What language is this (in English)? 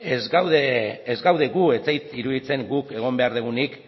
Basque